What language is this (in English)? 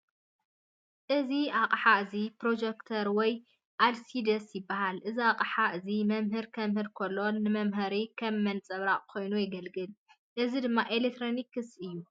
Tigrinya